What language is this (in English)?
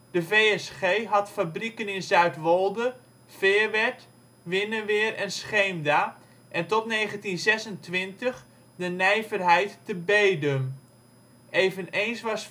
Dutch